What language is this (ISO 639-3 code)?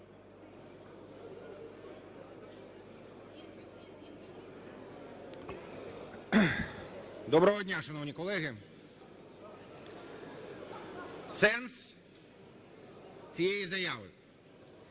ukr